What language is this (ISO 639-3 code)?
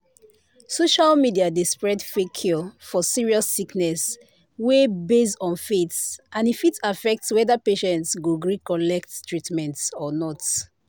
pcm